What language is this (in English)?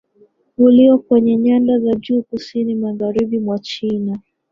Swahili